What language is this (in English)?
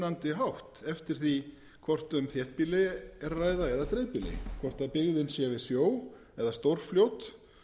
Icelandic